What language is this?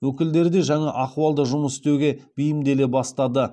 Kazakh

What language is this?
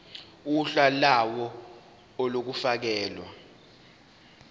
Zulu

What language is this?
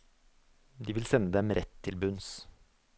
Norwegian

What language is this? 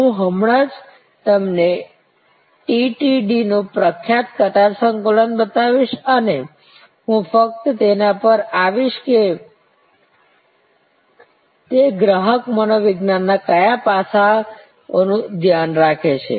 Gujarati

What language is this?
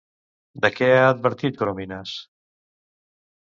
Catalan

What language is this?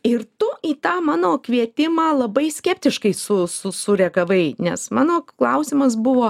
Lithuanian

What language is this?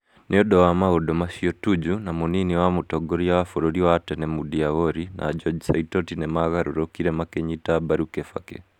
Kikuyu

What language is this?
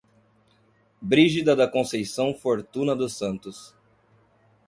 Portuguese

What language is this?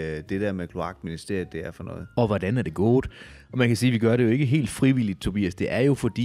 Danish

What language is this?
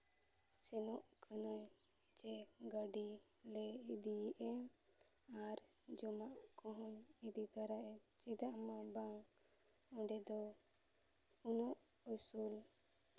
Santali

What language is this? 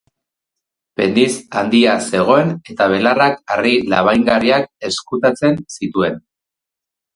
Basque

